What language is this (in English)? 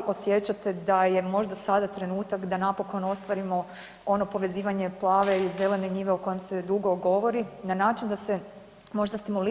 Croatian